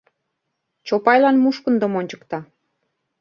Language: Mari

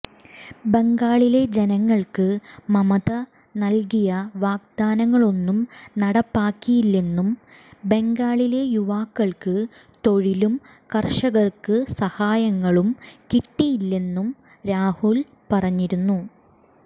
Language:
Malayalam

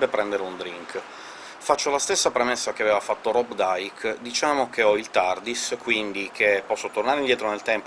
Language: Italian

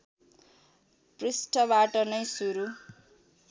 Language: Nepali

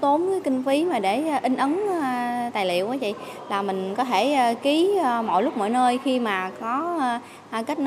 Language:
Vietnamese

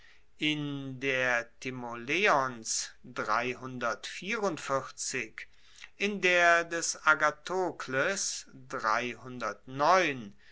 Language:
German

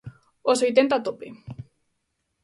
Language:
Galician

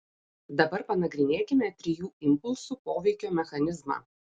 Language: Lithuanian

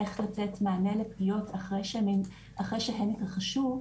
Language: Hebrew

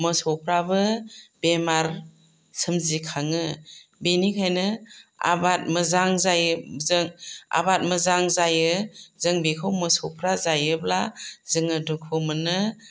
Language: Bodo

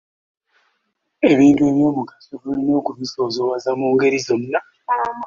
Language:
Ganda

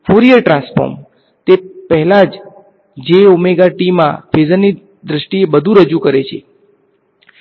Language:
Gujarati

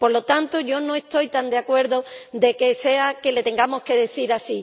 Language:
Spanish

